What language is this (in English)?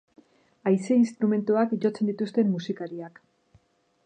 Basque